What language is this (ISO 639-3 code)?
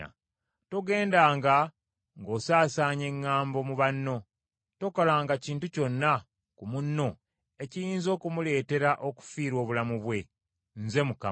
lug